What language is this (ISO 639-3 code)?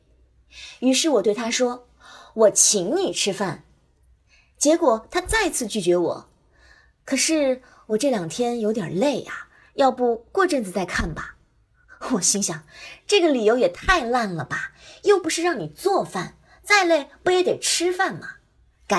zho